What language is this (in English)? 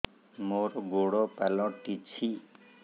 Odia